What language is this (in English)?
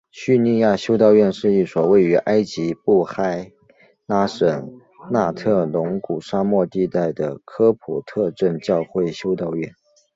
Chinese